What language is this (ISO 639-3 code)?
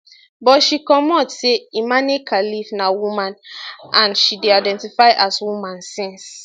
pcm